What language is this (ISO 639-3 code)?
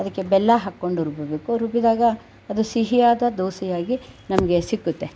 kan